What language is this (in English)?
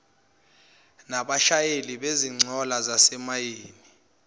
Zulu